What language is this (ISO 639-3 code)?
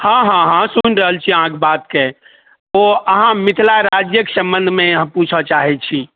mai